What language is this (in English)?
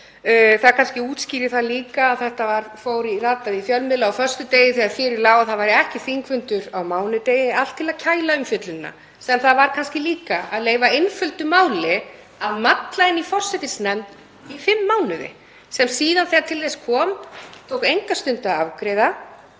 Icelandic